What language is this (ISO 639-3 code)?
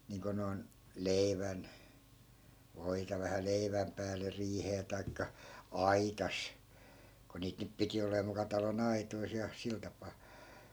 fin